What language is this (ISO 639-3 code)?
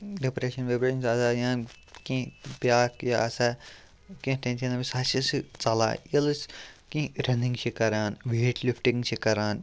kas